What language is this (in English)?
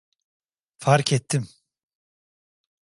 Turkish